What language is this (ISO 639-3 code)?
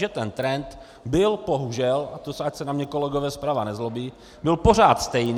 ces